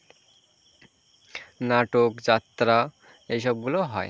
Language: Bangla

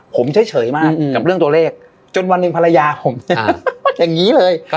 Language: Thai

